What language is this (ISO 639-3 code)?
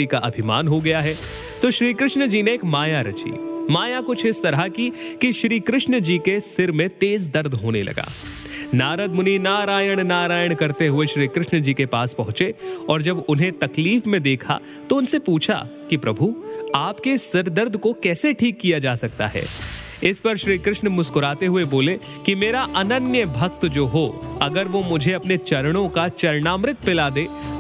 hin